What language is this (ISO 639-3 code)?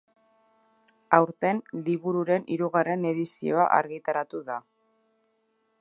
eus